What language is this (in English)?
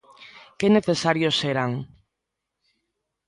Galician